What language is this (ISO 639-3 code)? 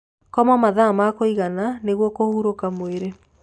kik